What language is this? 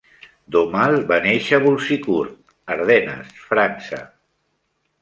Catalan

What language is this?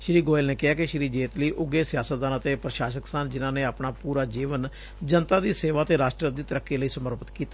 Punjabi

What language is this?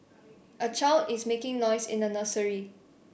English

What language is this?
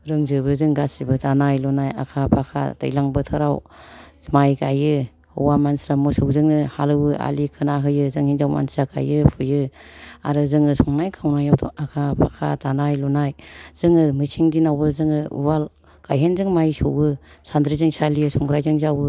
Bodo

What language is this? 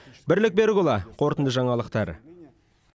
Kazakh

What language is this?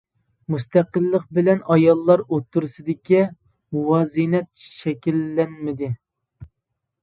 Uyghur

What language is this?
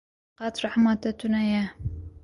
Kurdish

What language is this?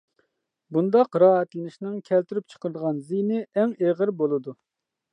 Uyghur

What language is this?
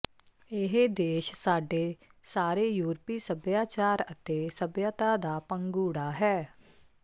Punjabi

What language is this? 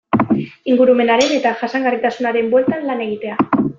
Basque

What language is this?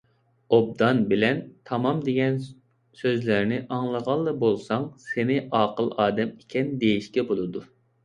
Uyghur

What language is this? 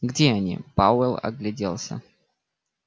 Russian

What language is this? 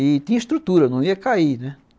Portuguese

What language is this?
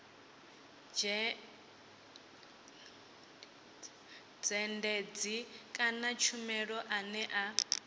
Venda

